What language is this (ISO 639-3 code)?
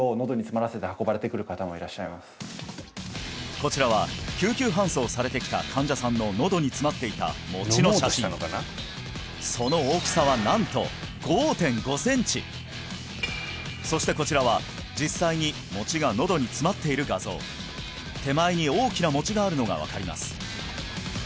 jpn